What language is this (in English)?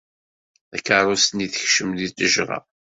Kabyle